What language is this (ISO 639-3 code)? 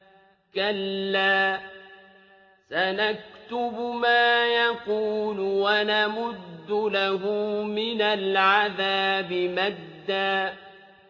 ara